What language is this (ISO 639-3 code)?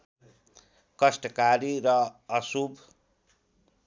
nep